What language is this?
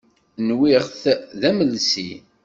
Kabyle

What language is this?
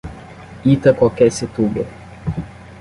Portuguese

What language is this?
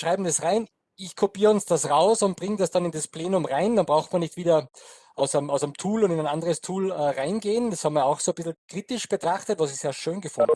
German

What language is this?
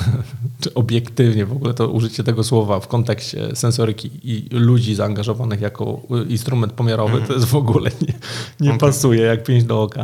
Polish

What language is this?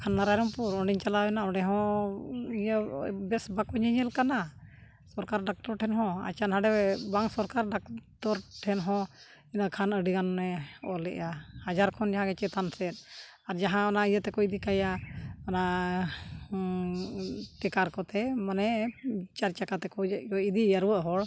Santali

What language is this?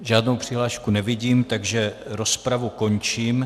Czech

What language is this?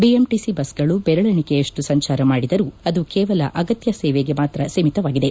Kannada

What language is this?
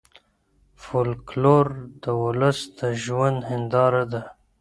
Pashto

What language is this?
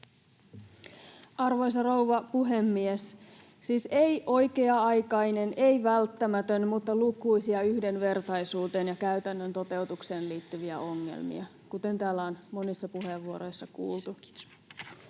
Finnish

